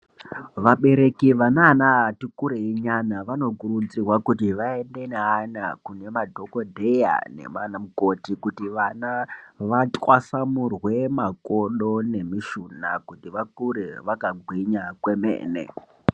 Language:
Ndau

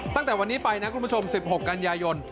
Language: Thai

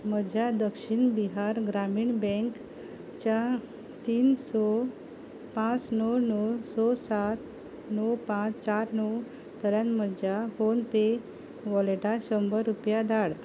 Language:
Konkani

